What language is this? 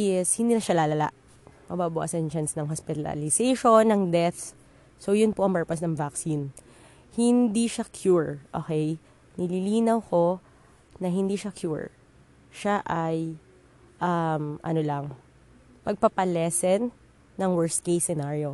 Filipino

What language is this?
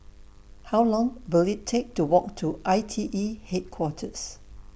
English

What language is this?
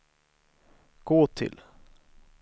Swedish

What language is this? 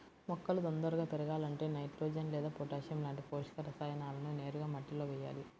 Telugu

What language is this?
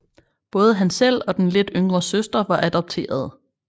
Danish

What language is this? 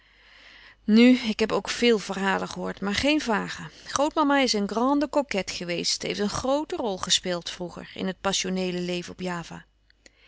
Dutch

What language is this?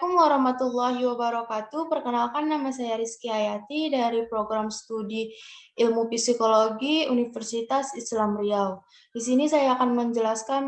Indonesian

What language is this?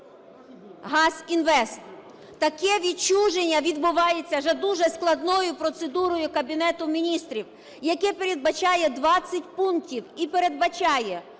Ukrainian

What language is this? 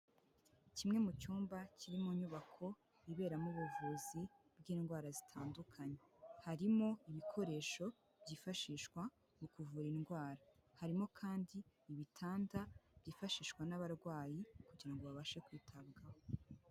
Kinyarwanda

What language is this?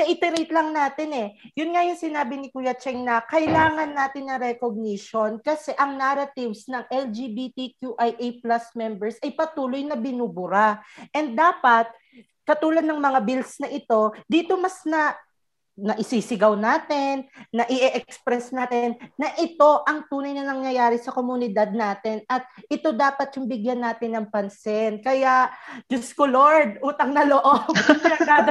Filipino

